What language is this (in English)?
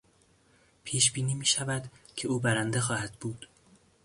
Persian